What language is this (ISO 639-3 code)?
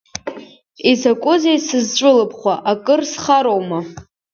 abk